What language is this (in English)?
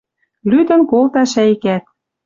Western Mari